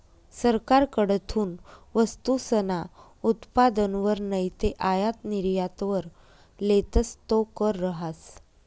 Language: Marathi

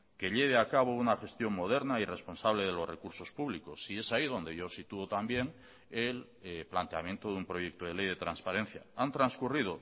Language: Spanish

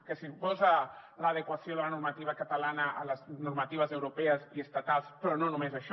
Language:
Catalan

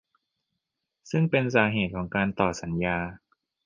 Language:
Thai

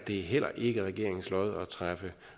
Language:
Danish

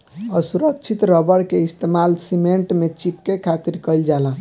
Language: Bhojpuri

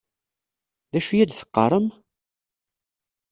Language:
Kabyle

